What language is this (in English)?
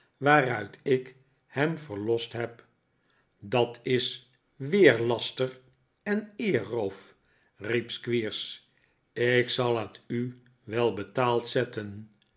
Dutch